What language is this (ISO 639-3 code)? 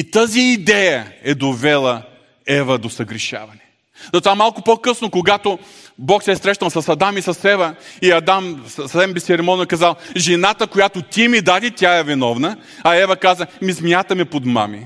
bul